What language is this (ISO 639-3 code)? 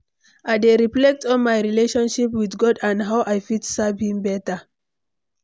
pcm